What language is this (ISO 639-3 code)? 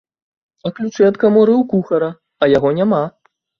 bel